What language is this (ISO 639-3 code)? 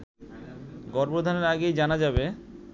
ben